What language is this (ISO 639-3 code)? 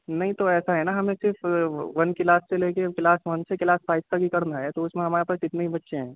urd